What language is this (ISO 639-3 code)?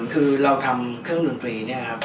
tha